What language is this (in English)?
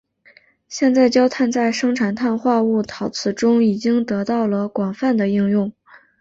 Chinese